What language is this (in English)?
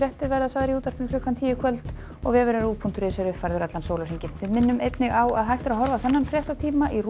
Icelandic